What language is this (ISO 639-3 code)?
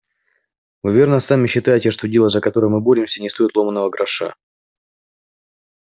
rus